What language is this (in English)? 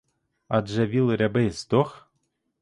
Ukrainian